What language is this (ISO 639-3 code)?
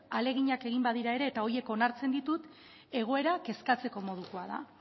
eus